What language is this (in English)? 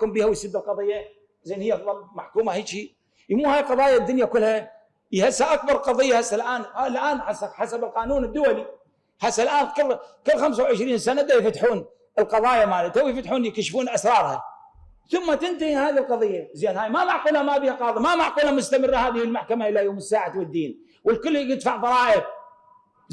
Arabic